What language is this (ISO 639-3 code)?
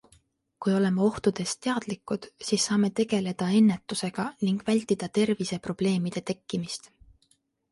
est